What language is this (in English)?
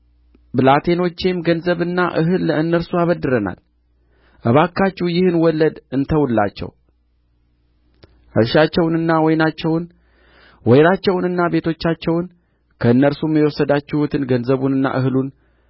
Amharic